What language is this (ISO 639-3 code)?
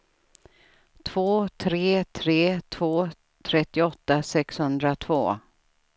swe